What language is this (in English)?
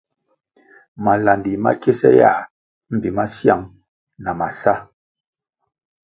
Kwasio